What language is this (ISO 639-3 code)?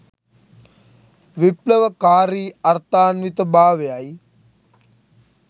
sin